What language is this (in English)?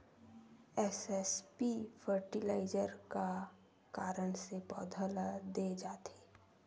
Chhattisgarhi